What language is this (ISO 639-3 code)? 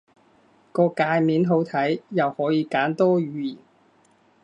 yue